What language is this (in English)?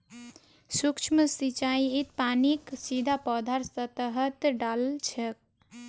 Magahi